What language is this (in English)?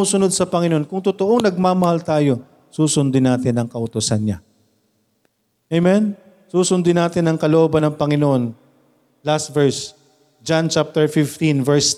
Filipino